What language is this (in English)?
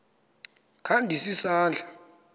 Xhosa